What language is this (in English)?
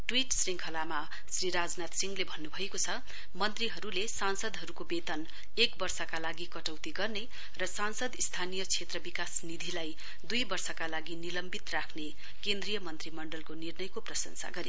Nepali